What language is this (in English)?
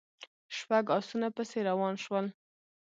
Pashto